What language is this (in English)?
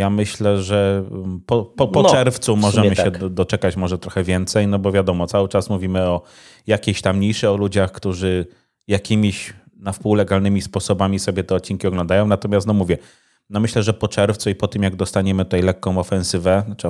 Polish